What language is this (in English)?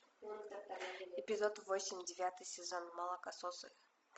Russian